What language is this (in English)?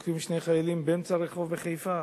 Hebrew